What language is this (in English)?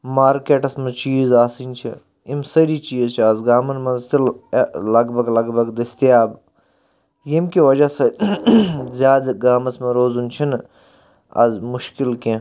Kashmiri